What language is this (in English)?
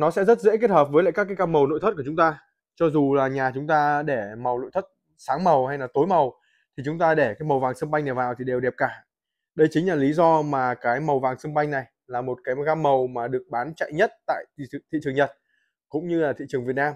Vietnamese